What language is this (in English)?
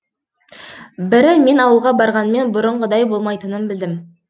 Kazakh